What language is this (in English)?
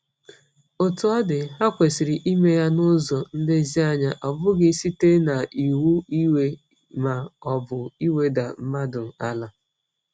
Igbo